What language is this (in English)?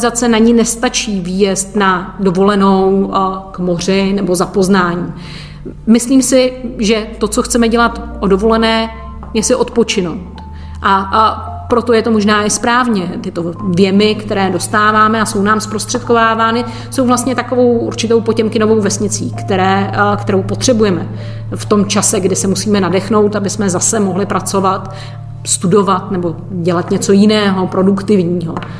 Czech